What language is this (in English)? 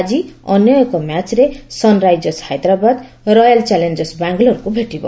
Odia